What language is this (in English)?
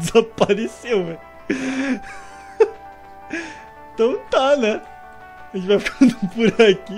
Portuguese